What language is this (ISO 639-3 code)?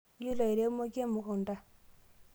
mas